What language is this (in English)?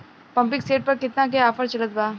Bhojpuri